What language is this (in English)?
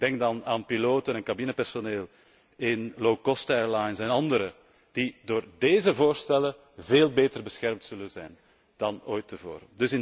Dutch